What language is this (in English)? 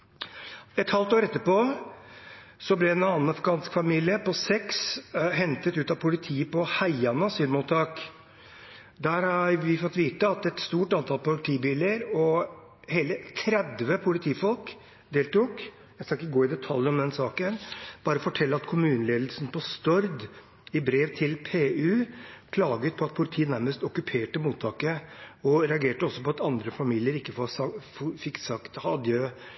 Norwegian Bokmål